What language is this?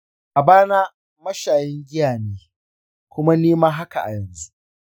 Hausa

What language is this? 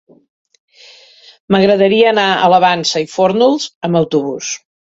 Catalan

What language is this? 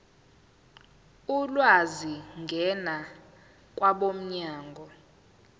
Zulu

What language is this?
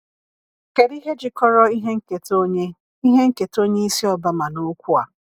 Igbo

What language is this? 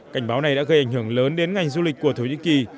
Vietnamese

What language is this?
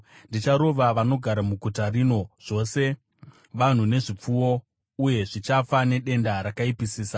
Shona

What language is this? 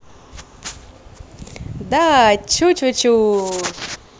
Russian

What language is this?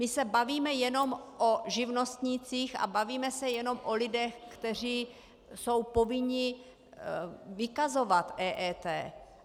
Czech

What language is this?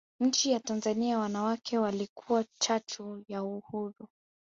Swahili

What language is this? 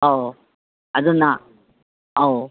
Manipuri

